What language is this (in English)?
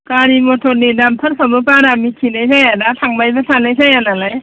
Bodo